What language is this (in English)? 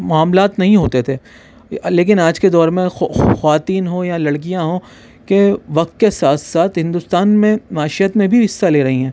Urdu